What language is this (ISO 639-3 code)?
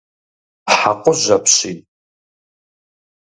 kbd